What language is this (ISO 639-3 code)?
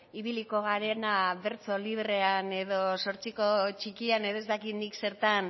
eus